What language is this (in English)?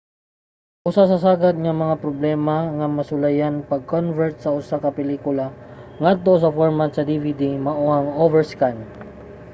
Cebuano